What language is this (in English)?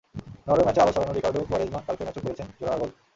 Bangla